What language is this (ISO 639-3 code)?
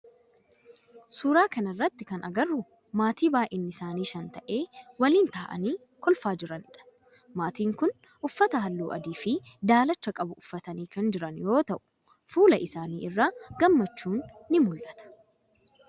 orm